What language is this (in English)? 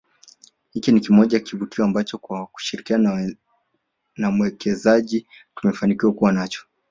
Swahili